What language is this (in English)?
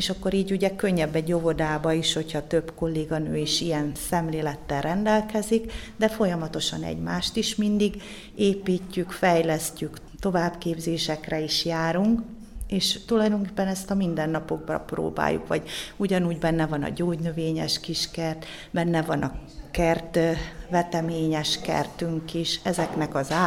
Hungarian